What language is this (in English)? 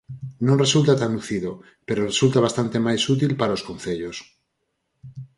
Galician